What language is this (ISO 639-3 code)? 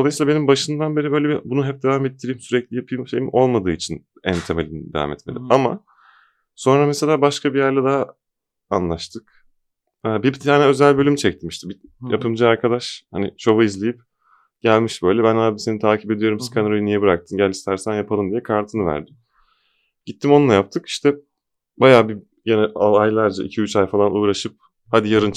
tur